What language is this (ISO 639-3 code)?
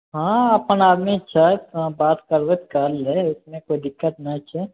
mai